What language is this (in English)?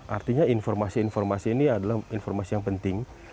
Indonesian